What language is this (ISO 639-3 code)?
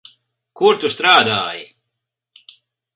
lav